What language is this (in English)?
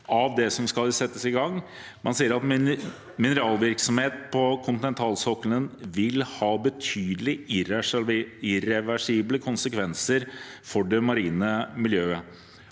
Norwegian